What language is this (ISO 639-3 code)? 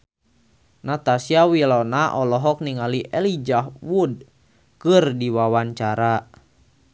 sun